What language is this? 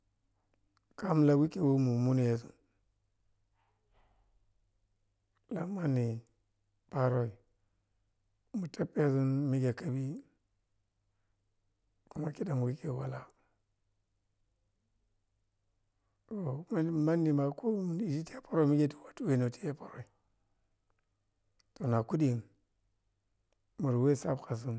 Piya-Kwonci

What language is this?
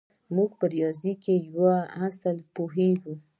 Pashto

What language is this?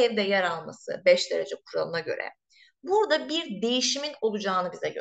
Turkish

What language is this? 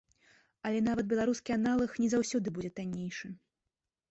Belarusian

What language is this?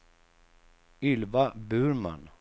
Swedish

